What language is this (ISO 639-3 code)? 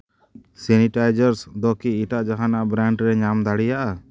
sat